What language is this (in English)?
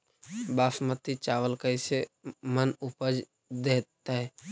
Magahi